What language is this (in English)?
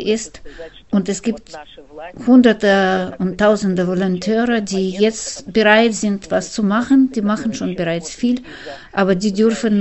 German